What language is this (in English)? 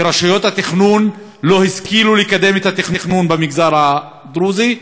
Hebrew